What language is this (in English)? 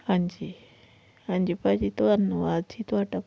Punjabi